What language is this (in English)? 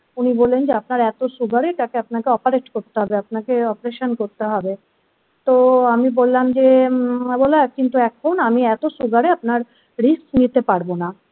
Bangla